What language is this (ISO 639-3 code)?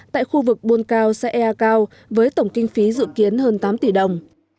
vie